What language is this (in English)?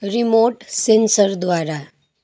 Nepali